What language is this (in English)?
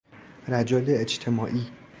Persian